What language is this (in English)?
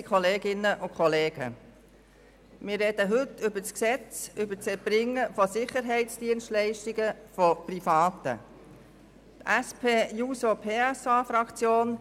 Swiss German